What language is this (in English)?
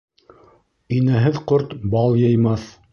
Bashkir